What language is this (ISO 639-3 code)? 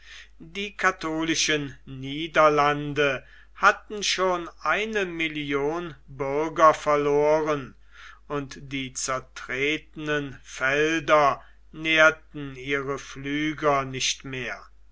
deu